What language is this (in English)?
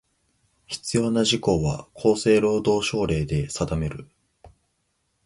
Japanese